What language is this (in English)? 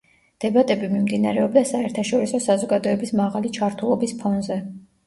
Georgian